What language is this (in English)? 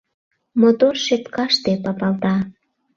Mari